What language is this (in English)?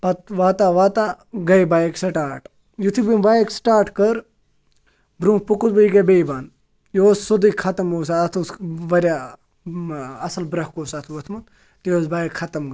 Kashmiri